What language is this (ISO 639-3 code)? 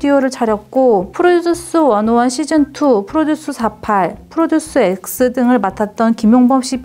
kor